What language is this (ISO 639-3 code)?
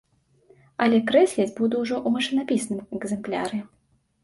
bel